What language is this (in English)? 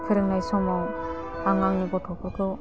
Bodo